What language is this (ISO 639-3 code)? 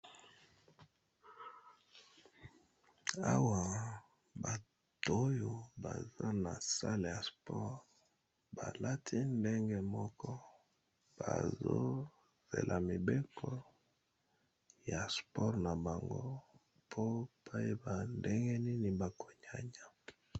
lin